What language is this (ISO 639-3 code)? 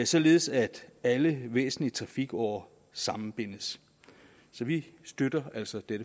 dan